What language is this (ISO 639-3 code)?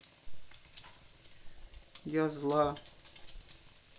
rus